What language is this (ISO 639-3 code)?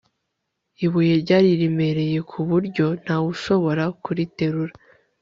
kin